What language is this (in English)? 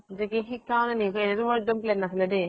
Assamese